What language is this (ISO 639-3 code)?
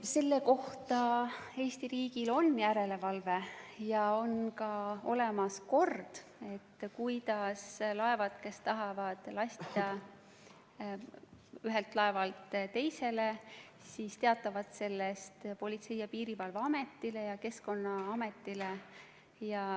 est